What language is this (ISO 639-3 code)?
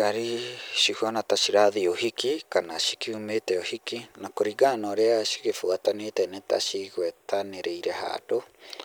kik